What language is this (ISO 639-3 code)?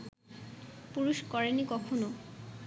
ben